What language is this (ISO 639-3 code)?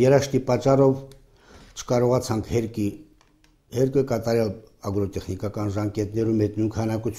ron